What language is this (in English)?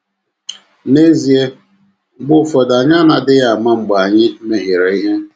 Igbo